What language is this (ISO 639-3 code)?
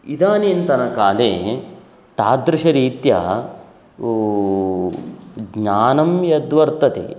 san